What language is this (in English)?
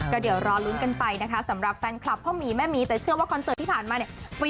Thai